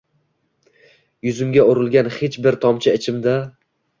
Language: Uzbek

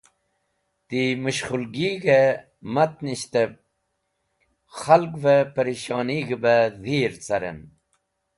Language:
Wakhi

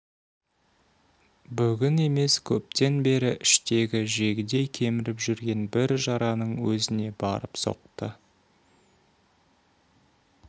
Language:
Kazakh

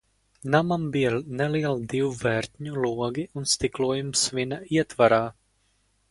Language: Latvian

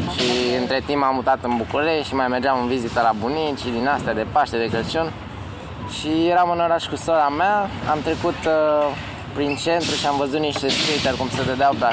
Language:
Romanian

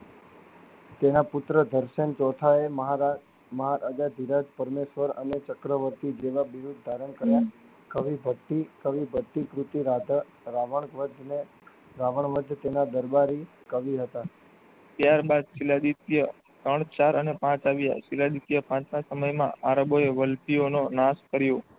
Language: Gujarati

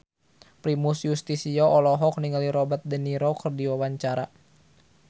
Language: Sundanese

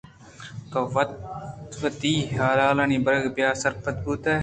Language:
Eastern Balochi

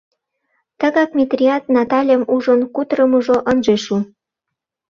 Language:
Mari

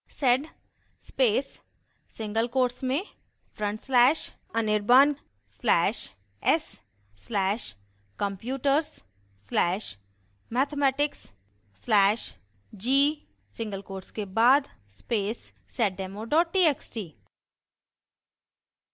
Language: Hindi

